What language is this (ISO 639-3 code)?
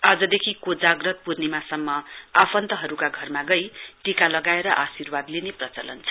nep